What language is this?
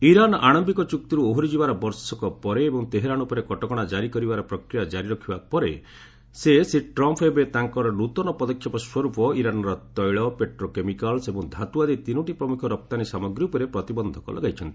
Odia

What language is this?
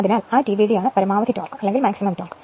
Malayalam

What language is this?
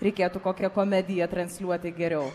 Lithuanian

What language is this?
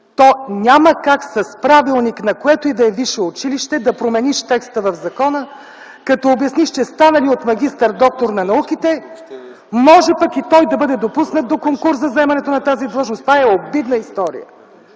Bulgarian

